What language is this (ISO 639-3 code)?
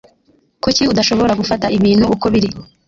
kin